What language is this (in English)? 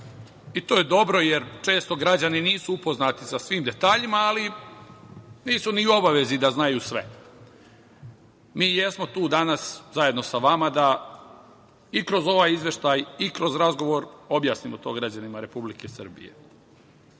Serbian